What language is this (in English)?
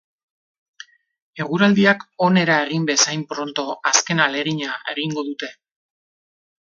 Basque